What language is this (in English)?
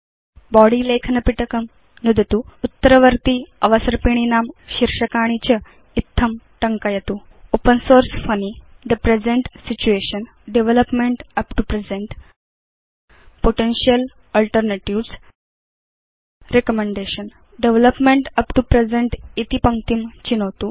Sanskrit